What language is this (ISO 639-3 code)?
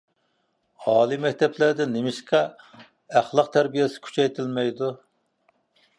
uig